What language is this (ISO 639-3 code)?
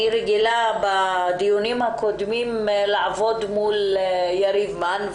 heb